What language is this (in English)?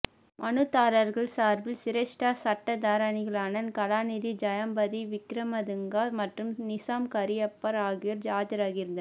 Tamil